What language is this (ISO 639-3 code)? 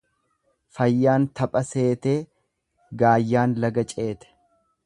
orm